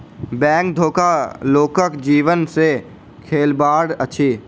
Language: Maithili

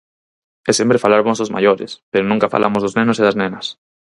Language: Galician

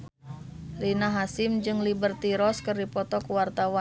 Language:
Sundanese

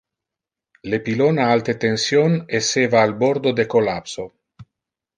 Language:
Interlingua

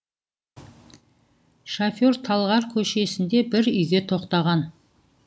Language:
Kazakh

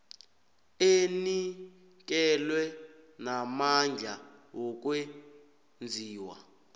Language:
South Ndebele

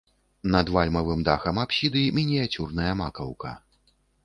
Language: Belarusian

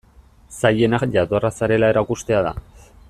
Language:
Basque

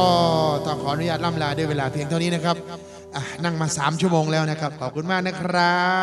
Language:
Thai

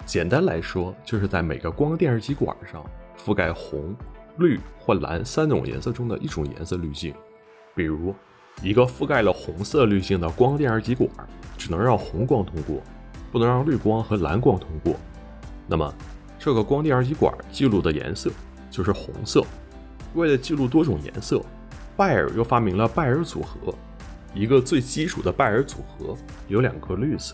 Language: Chinese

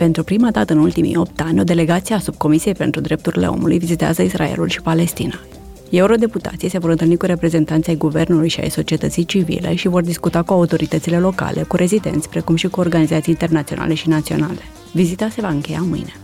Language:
Romanian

